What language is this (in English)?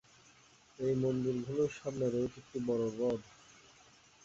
Bangla